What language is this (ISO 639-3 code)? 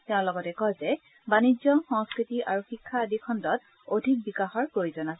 asm